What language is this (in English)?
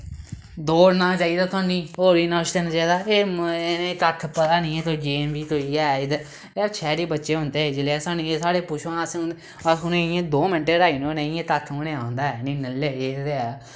Dogri